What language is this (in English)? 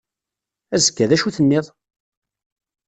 Kabyle